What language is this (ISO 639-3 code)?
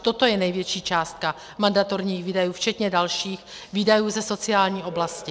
ces